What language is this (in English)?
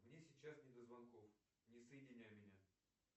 Russian